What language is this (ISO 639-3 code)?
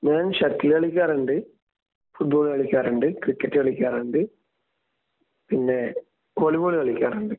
mal